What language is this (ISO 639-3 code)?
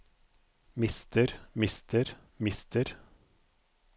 nor